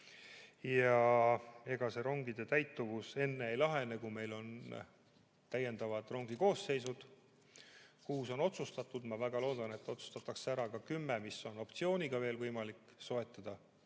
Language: Estonian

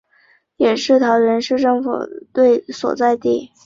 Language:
Chinese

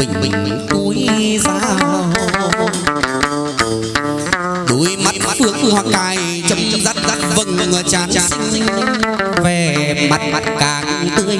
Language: Vietnamese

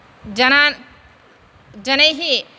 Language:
Sanskrit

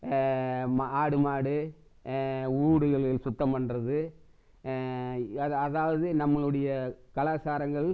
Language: Tamil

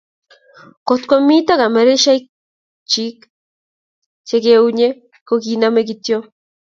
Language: Kalenjin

